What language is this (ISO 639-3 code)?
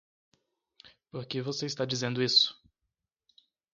por